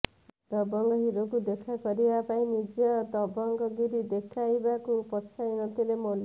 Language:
Odia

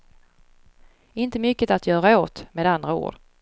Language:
Swedish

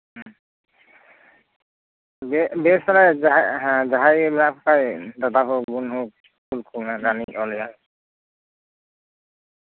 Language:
Santali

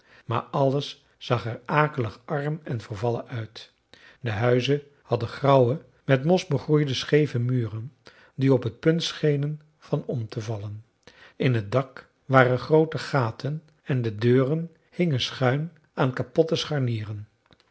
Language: Dutch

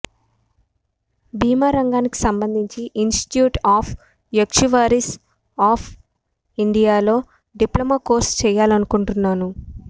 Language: Telugu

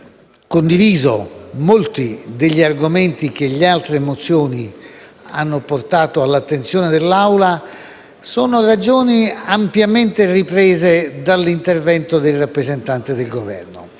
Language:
Italian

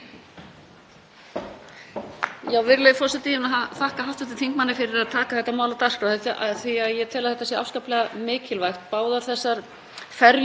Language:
Icelandic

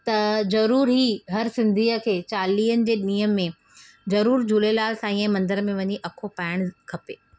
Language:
Sindhi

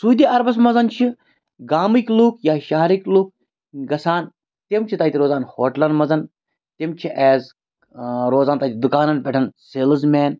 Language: Kashmiri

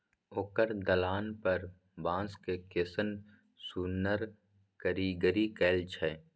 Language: Maithili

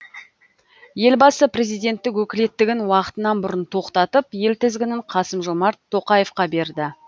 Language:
Kazakh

